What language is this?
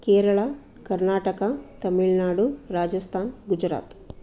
Sanskrit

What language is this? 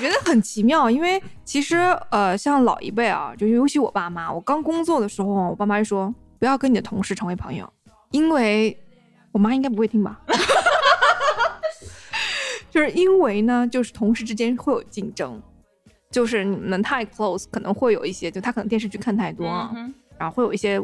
Chinese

